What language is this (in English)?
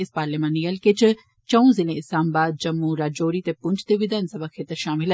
Dogri